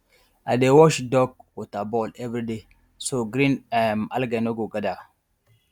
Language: Nigerian Pidgin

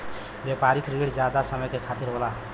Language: Bhojpuri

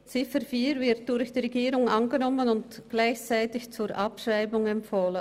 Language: Swiss German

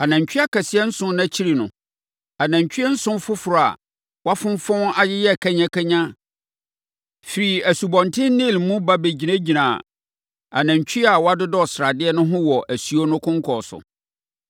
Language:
Akan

